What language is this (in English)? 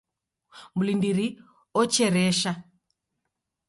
Taita